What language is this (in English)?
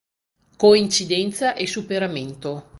Italian